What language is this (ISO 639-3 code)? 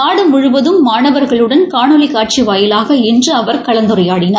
tam